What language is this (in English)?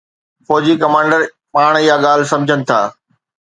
Sindhi